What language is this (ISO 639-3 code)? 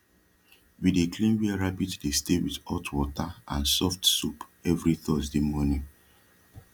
pcm